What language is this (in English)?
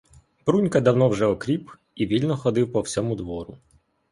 Ukrainian